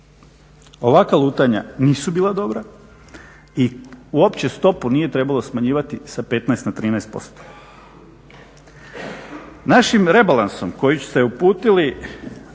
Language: Croatian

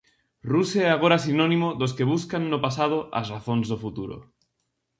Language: Galician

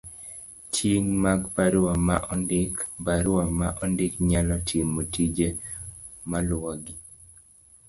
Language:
Luo (Kenya and Tanzania)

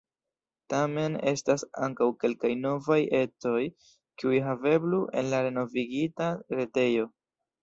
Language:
Esperanto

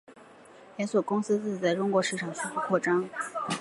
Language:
Chinese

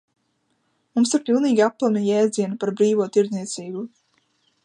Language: Latvian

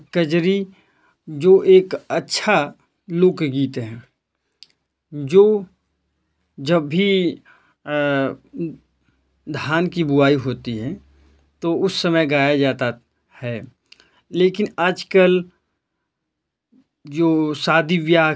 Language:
Hindi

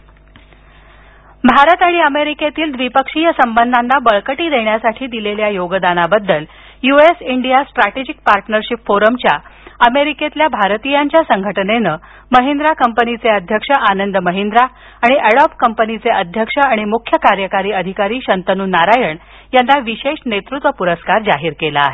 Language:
Marathi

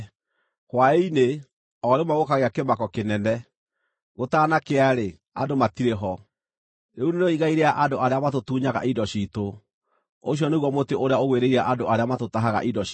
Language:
Kikuyu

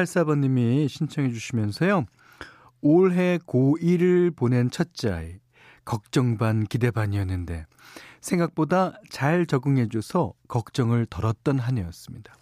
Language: Korean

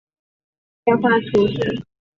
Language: Chinese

